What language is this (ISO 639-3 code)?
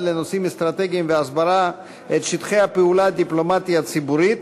heb